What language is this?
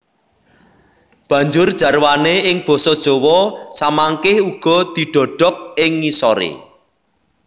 Javanese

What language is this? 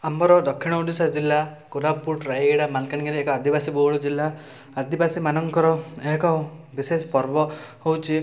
Odia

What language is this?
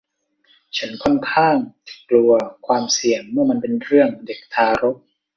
Thai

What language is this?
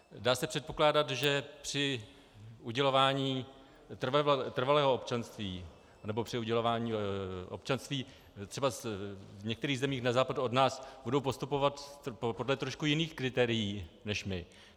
Czech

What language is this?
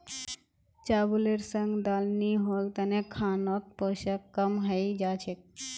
Magahi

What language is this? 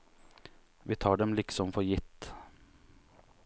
Norwegian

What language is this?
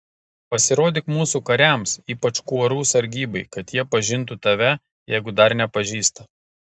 Lithuanian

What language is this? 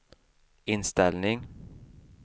Swedish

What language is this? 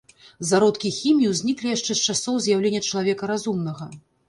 Belarusian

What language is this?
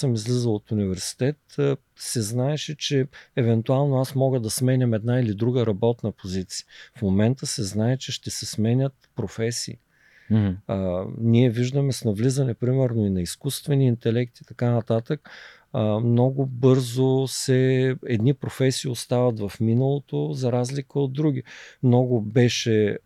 Bulgarian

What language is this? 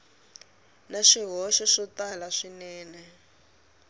Tsonga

